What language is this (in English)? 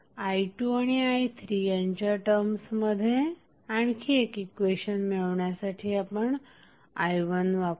Marathi